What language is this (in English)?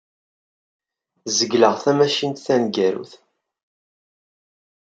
Kabyle